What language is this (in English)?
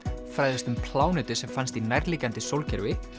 Icelandic